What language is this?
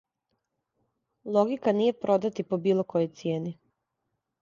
Serbian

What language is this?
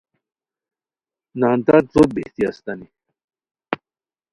Khowar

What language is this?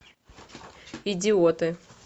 Russian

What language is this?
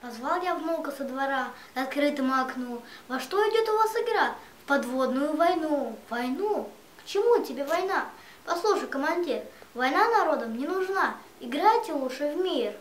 Russian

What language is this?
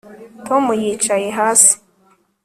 Kinyarwanda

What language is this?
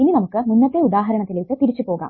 Malayalam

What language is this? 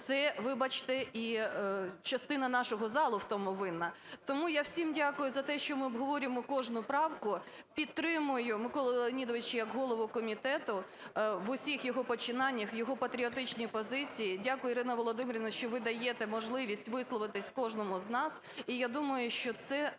Ukrainian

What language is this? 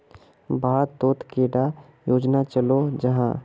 Magahi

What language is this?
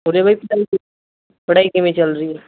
Punjabi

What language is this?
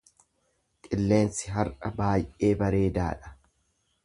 Oromo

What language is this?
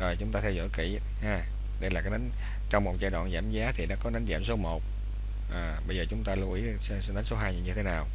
Vietnamese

